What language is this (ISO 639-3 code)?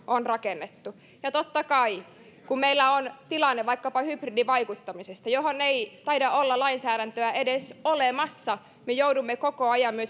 fin